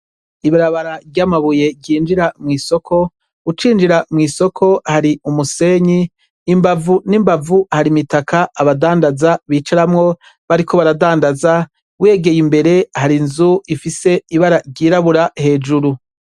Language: Rundi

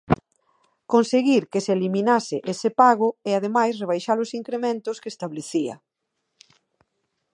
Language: Galician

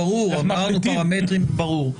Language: Hebrew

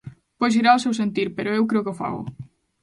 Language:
Galician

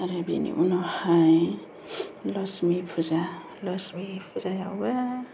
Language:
Bodo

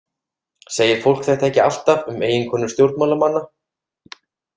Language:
Icelandic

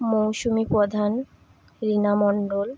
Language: Bangla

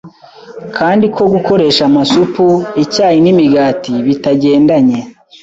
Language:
Kinyarwanda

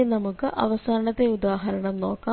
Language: Malayalam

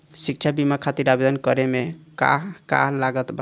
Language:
Bhojpuri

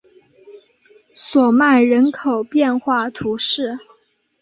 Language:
Chinese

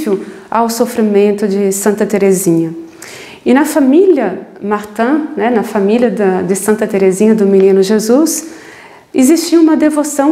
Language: Portuguese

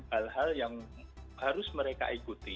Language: Indonesian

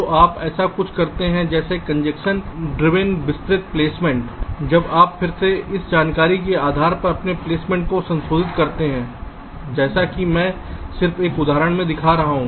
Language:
Hindi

